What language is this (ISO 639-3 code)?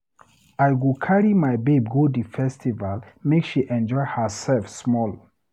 pcm